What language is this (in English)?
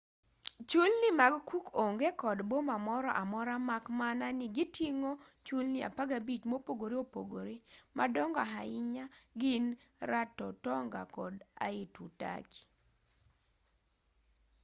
Luo (Kenya and Tanzania)